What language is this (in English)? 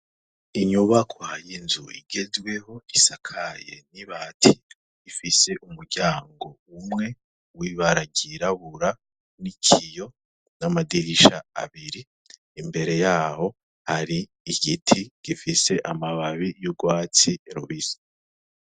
Rundi